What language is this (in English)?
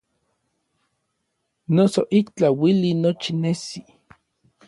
Orizaba Nahuatl